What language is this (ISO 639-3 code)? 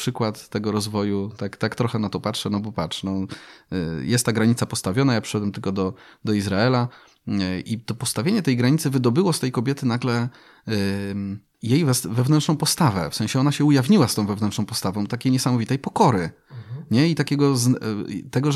pol